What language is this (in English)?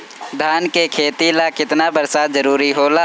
Bhojpuri